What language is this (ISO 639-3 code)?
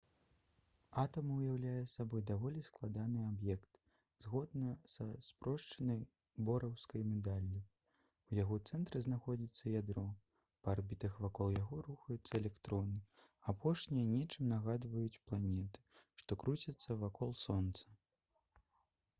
bel